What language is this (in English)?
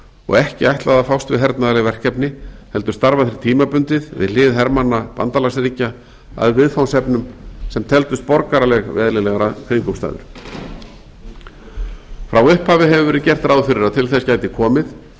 Icelandic